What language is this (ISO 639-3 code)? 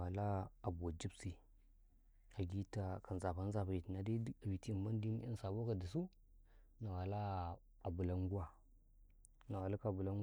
kai